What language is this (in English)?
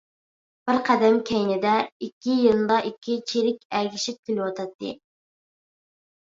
Uyghur